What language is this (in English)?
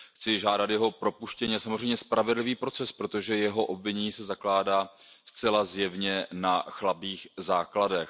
Czech